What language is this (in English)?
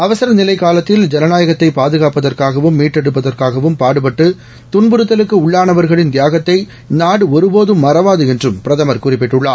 Tamil